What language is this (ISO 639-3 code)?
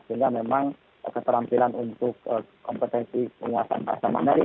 ind